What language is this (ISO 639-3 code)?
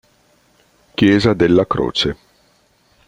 ita